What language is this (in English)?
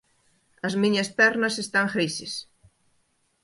Galician